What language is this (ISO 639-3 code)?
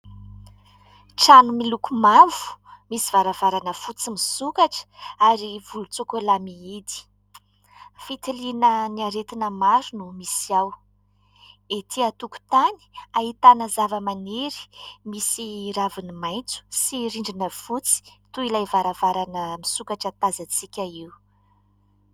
mlg